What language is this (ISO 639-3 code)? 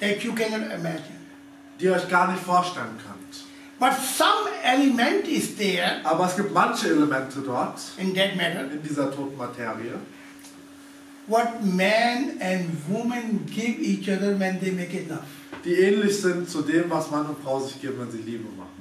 deu